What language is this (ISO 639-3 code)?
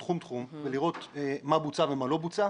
heb